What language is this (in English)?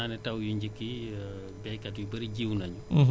Wolof